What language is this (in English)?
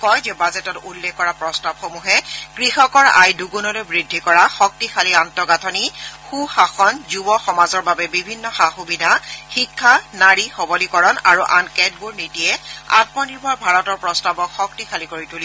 Assamese